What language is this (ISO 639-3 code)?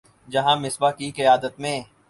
urd